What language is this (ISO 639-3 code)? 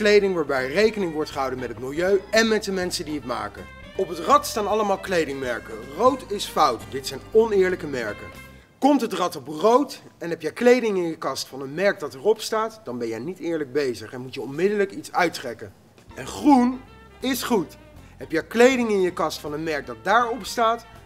nld